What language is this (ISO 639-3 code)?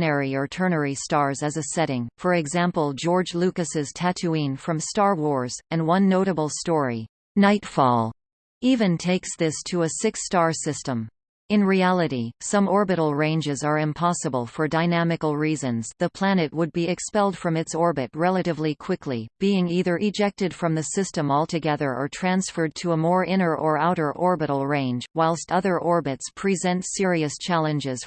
eng